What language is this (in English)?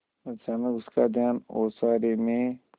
Hindi